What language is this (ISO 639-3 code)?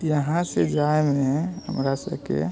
mai